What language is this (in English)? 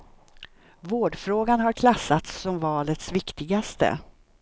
Swedish